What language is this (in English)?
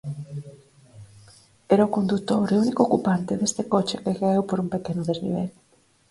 Galician